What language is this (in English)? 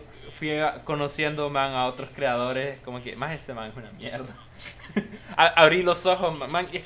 Spanish